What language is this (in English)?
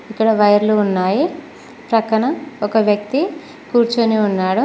Telugu